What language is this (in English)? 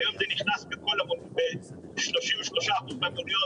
Hebrew